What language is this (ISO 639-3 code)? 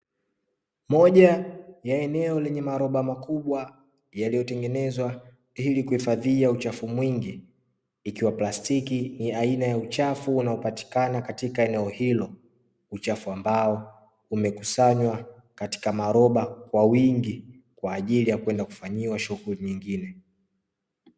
swa